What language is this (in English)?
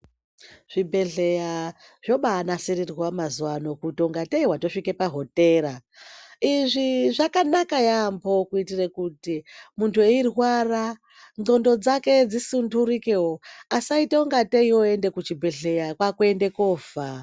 Ndau